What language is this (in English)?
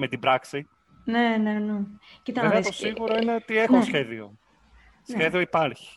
Greek